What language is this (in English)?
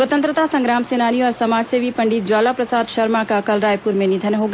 Hindi